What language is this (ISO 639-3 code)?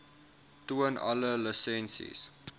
afr